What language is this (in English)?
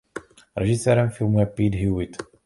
Czech